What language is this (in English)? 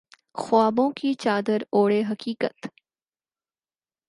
Urdu